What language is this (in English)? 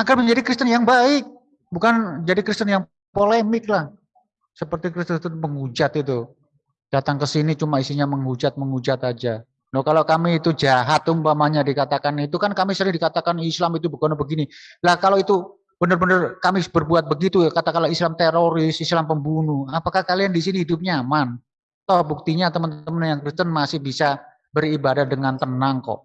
Indonesian